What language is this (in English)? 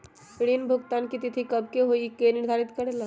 Magahi